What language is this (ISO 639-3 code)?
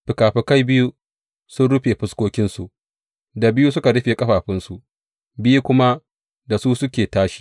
hau